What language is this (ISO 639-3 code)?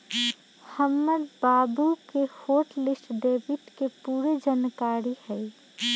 mag